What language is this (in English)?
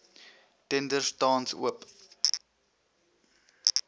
Afrikaans